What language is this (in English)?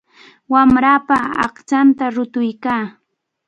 Cajatambo North Lima Quechua